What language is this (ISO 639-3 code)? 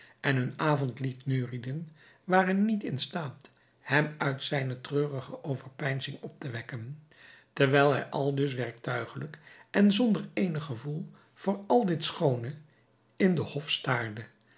nld